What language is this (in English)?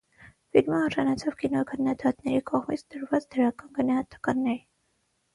Armenian